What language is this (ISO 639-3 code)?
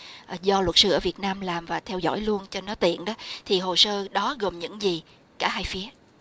vie